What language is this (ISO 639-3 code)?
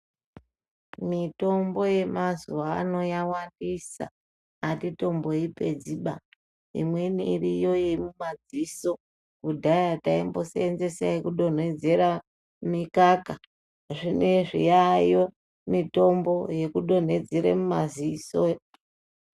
ndc